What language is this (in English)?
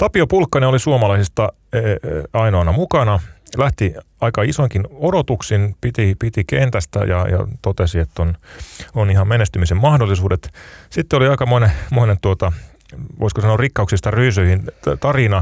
Finnish